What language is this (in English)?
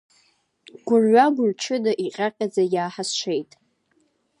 Abkhazian